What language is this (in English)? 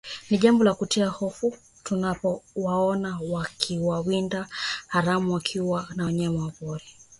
Swahili